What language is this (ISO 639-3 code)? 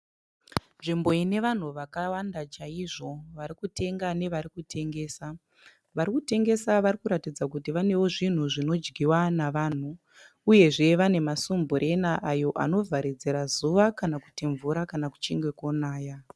sna